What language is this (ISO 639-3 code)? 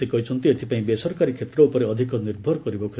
ori